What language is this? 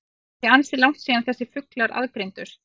Icelandic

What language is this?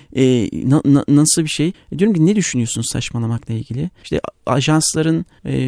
Turkish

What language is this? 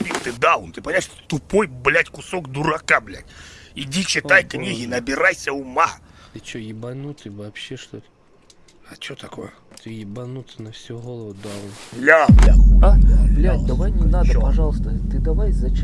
Russian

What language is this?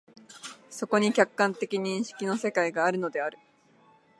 Japanese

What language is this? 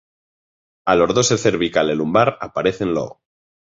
Galician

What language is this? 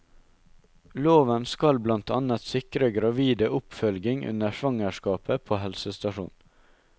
Norwegian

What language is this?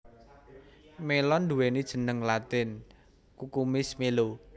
Javanese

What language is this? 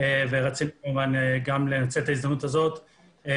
Hebrew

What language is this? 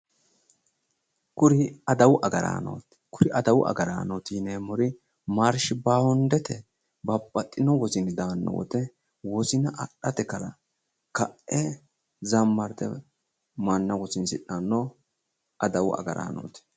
Sidamo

